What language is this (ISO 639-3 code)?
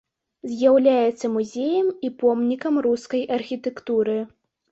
bel